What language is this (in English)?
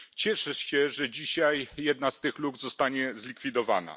Polish